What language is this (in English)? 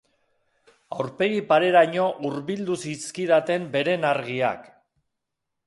Basque